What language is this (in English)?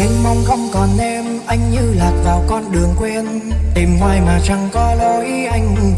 Vietnamese